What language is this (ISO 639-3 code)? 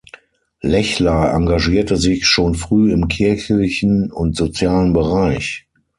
deu